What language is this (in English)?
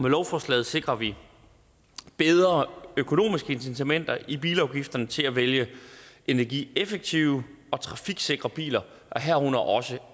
Danish